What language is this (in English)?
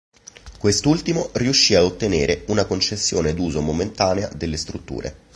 Italian